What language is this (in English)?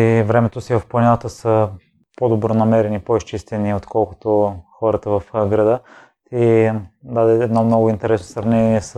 Bulgarian